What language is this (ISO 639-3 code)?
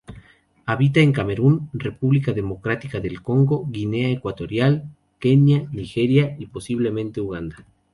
spa